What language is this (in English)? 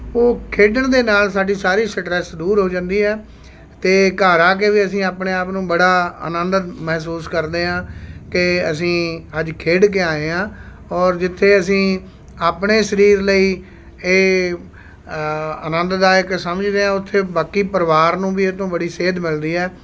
Punjabi